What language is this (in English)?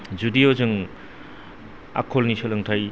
Bodo